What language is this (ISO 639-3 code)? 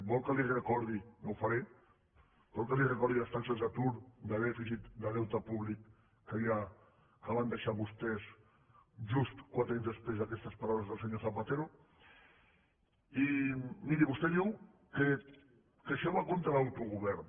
cat